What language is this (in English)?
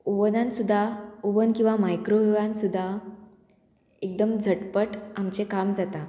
Konkani